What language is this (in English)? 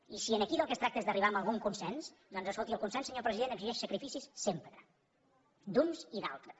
Catalan